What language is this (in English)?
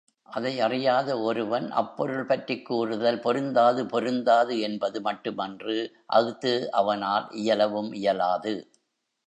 Tamil